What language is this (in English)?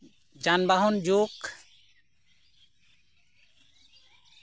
Santali